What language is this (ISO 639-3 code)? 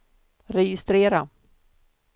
swe